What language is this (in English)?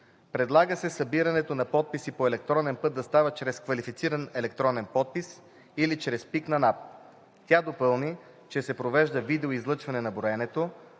Bulgarian